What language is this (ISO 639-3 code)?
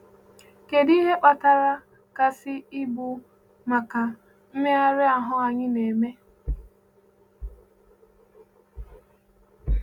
ibo